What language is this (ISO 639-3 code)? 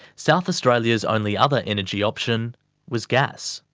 eng